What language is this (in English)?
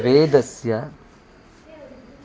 Sanskrit